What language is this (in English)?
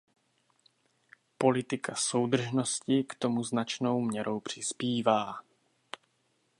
Czech